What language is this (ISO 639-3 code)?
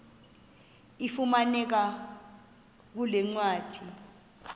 xho